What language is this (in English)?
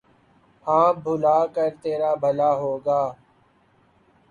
Urdu